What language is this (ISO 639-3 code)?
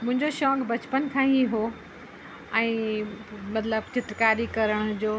snd